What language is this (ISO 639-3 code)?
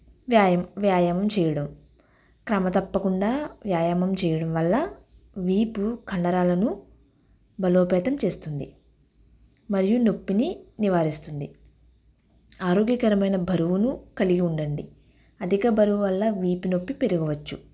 tel